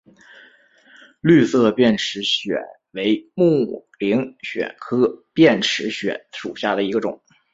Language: Chinese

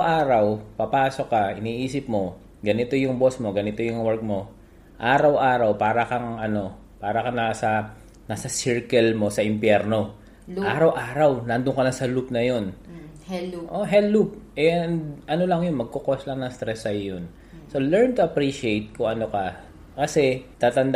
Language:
Filipino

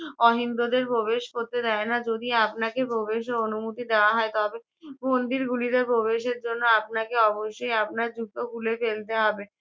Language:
Bangla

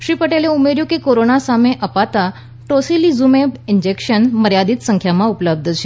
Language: Gujarati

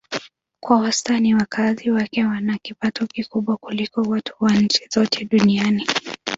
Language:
Swahili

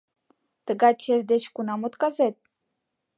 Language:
Mari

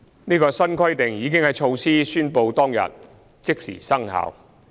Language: Cantonese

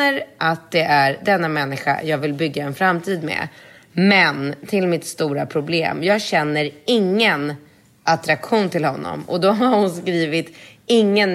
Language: Swedish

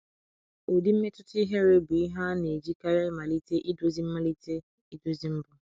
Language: Igbo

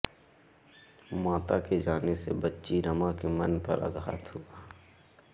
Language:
Hindi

